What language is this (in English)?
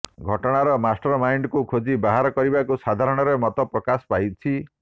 Odia